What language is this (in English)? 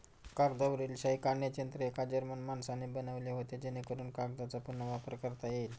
Marathi